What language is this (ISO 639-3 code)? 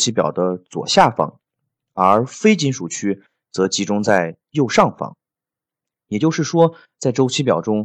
zho